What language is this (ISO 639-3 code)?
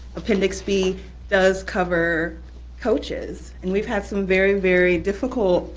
eng